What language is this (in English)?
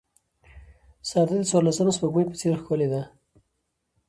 Pashto